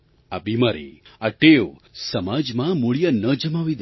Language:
Gujarati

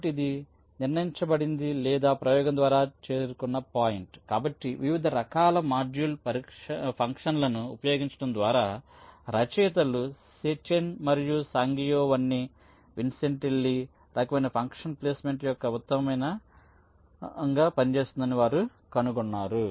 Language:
Telugu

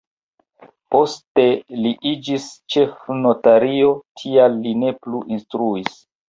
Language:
Esperanto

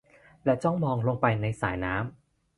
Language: Thai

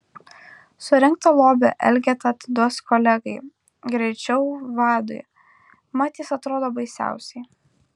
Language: Lithuanian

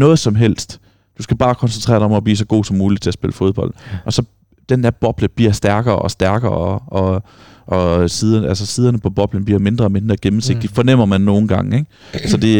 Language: Danish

